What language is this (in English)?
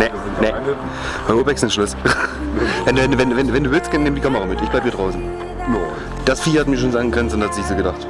German